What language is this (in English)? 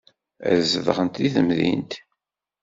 Kabyle